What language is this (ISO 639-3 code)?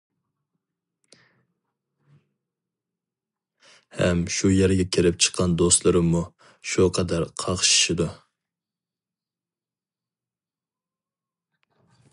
uig